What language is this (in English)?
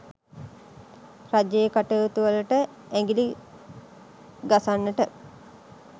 Sinhala